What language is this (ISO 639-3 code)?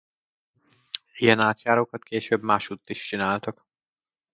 hun